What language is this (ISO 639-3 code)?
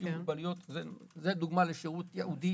heb